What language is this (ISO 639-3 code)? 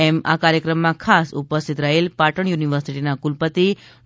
guj